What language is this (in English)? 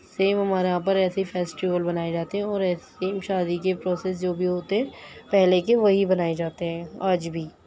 Urdu